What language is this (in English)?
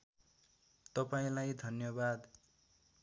Nepali